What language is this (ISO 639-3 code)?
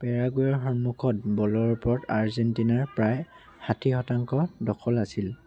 asm